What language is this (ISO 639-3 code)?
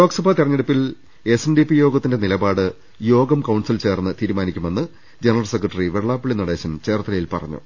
mal